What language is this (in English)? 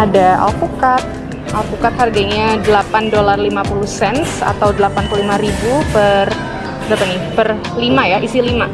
Indonesian